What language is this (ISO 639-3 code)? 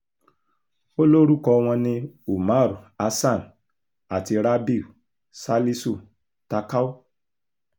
yor